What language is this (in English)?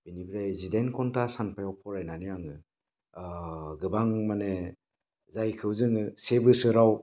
Bodo